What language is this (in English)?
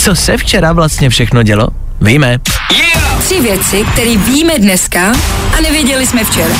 Czech